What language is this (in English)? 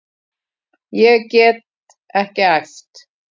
Icelandic